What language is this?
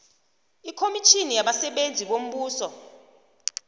South Ndebele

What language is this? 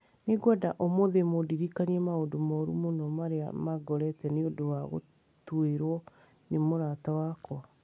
Kikuyu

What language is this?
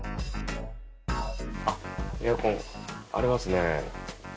Japanese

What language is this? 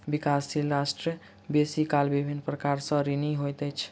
Maithili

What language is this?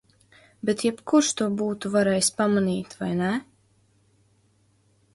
Latvian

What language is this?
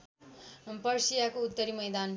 Nepali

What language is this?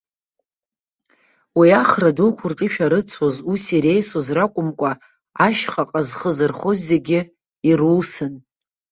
Abkhazian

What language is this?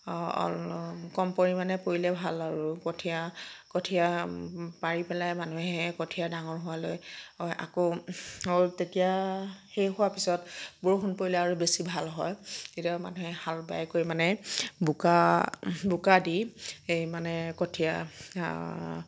Assamese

